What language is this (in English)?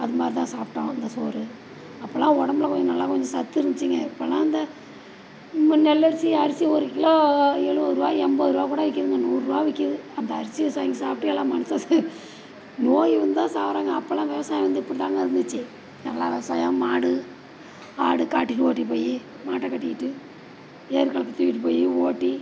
Tamil